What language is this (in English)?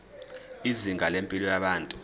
Zulu